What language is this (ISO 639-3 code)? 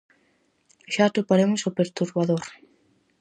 glg